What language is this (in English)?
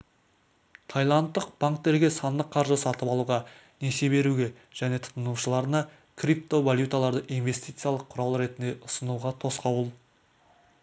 Kazakh